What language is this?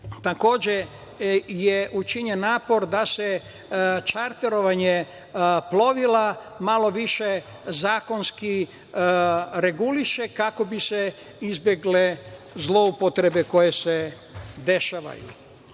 Serbian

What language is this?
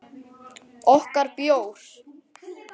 Icelandic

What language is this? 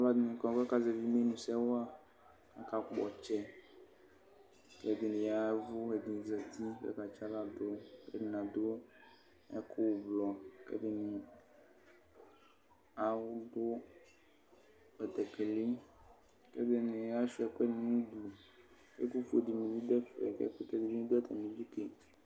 Ikposo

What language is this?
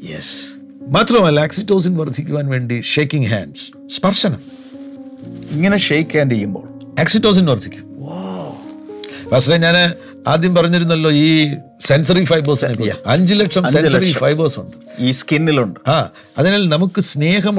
Malayalam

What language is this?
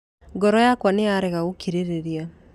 Kikuyu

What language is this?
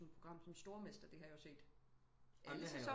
Danish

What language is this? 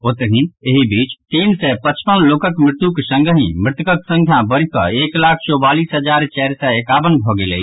Maithili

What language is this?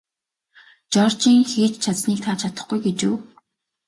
Mongolian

